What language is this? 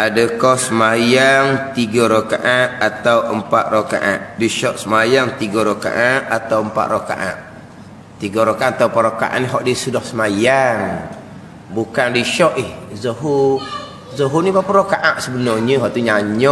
Malay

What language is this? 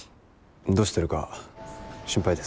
Japanese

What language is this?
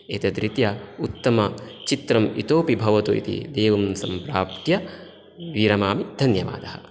Sanskrit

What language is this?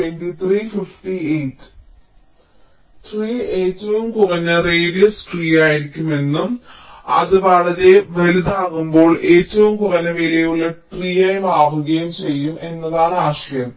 Malayalam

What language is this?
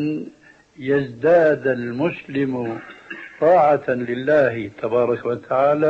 Arabic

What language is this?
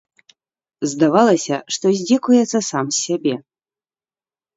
Belarusian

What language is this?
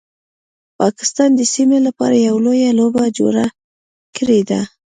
Pashto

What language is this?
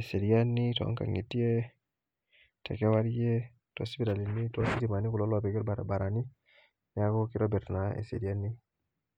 Masai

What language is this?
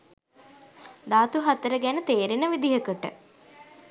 Sinhala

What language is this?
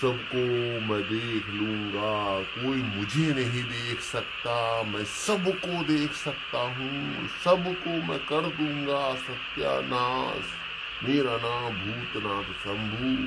Romanian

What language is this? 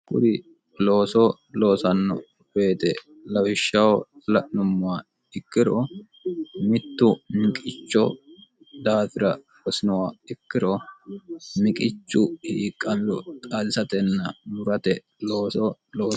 Sidamo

